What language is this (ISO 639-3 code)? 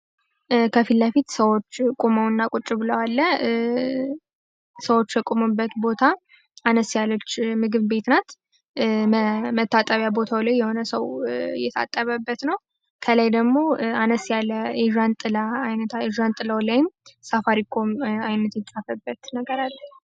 amh